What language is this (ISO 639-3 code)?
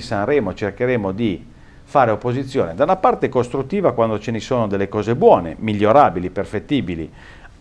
ita